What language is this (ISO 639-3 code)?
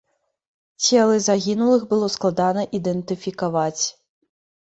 bel